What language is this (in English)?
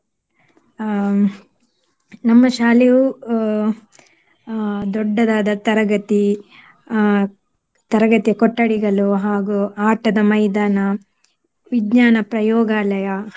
Kannada